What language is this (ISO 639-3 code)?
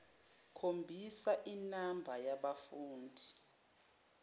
zul